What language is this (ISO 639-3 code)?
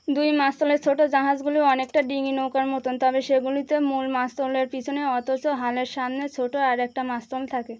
ben